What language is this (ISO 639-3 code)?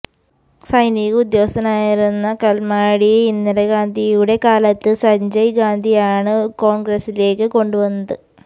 mal